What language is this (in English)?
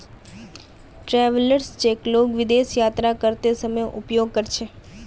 Magahi